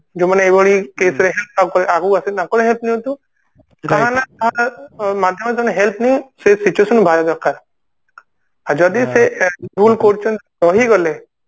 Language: Odia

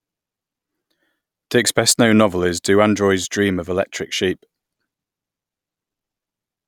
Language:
English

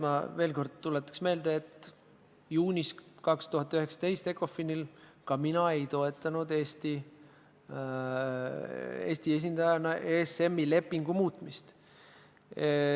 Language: Estonian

